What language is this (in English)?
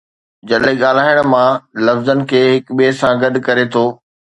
Sindhi